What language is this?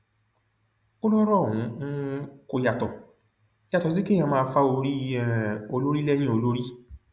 Yoruba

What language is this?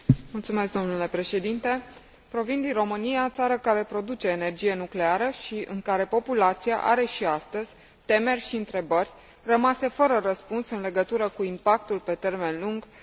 Romanian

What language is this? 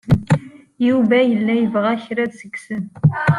Kabyle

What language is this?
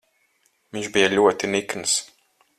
Latvian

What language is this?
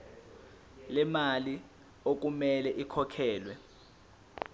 Zulu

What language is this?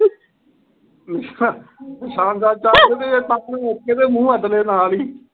Punjabi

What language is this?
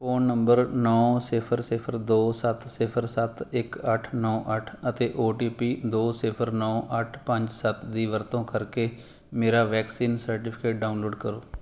Punjabi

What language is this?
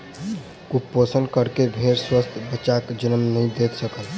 Maithili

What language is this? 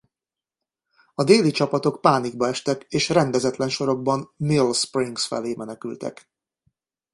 Hungarian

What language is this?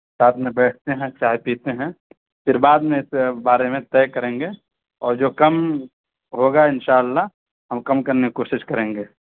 Urdu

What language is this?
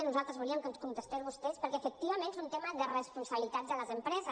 Catalan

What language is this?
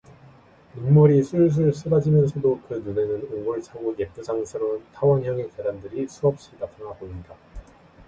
Korean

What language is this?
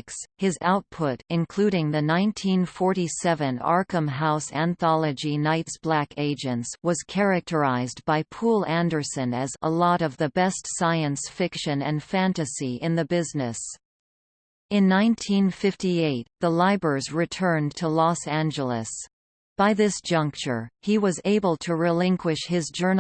English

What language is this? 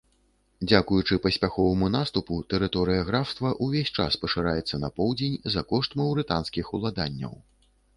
Belarusian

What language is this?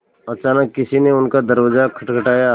Hindi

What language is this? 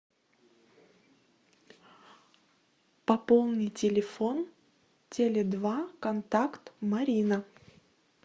Russian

